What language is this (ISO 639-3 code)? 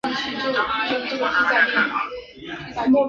zho